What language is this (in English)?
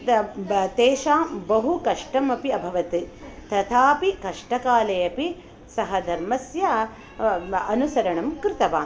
Sanskrit